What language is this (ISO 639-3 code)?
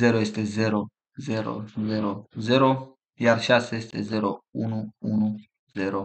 ron